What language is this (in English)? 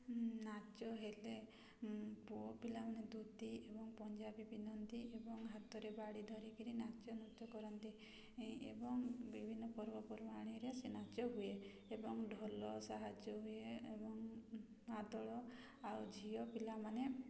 Odia